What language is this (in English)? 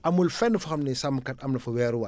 Wolof